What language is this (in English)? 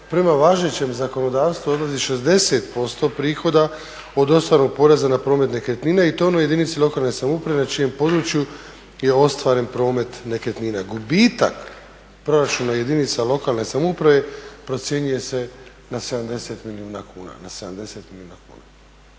Croatian